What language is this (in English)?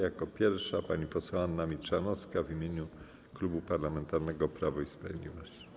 Polish